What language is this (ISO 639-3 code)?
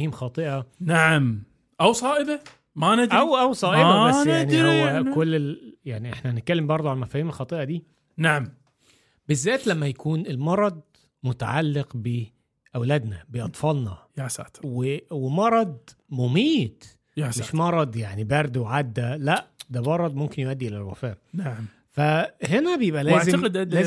ara